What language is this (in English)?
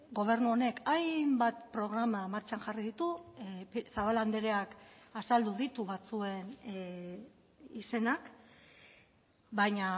Basque